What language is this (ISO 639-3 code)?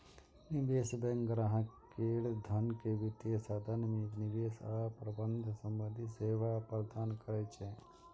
mai